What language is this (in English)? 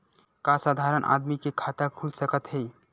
Chhattisgarhi